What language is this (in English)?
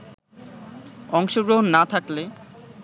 Bangla